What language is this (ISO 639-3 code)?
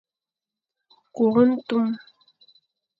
fan